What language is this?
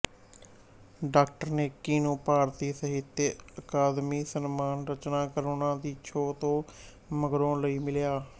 Punjabi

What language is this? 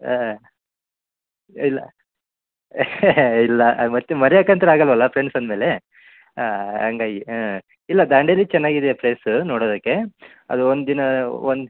Kannada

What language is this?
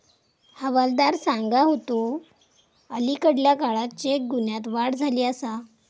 Marathi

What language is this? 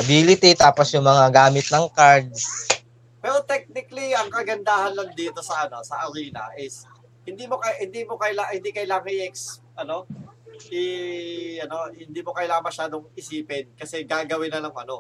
Filipino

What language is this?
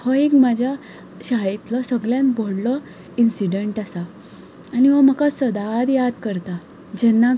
Konkani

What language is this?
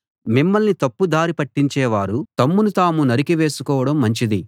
Telugu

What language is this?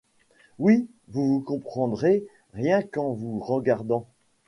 French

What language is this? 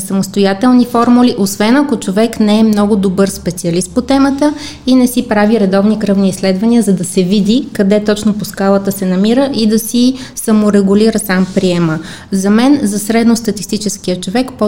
Bulgarian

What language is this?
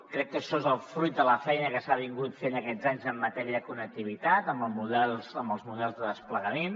Catalan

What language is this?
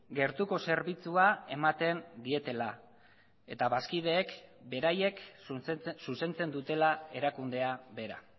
Basque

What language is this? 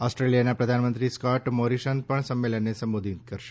Gujarati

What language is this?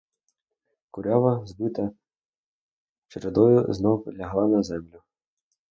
Ukrainian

